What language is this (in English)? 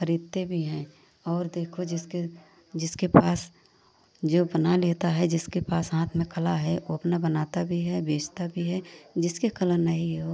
Hindi